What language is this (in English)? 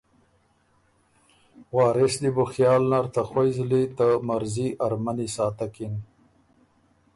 Ormuri